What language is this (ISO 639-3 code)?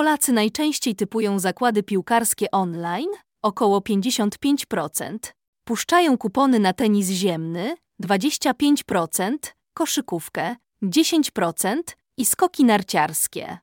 pol